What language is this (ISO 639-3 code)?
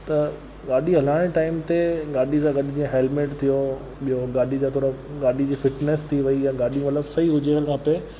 snd